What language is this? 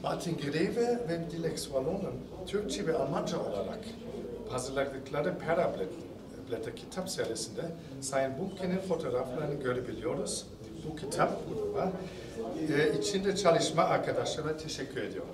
Turkish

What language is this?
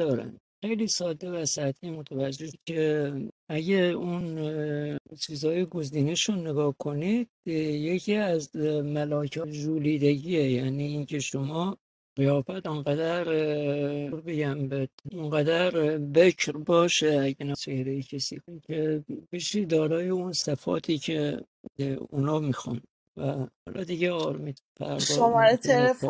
Persian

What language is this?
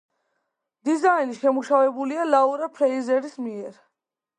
Georgian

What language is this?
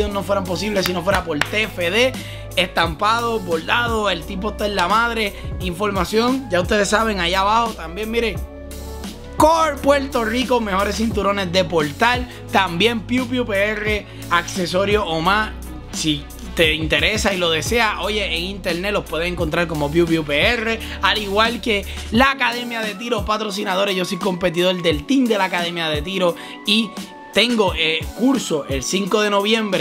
Spanish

